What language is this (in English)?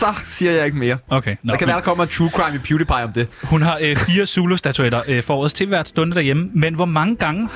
Danish